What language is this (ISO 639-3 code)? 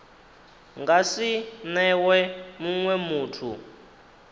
ven